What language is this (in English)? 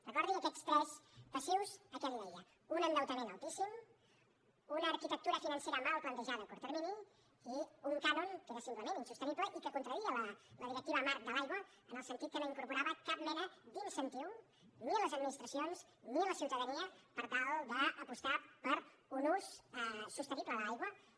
Catalan